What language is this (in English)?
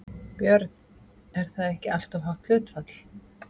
Icelandic